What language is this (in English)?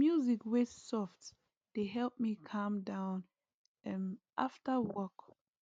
Nigerian Pidgin